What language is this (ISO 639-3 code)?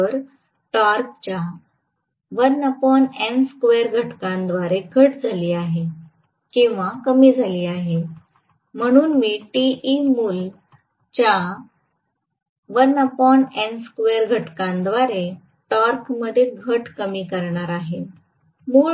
mar